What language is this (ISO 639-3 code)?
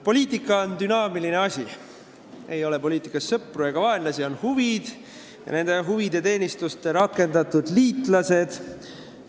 est